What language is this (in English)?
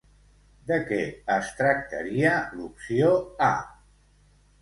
Catalan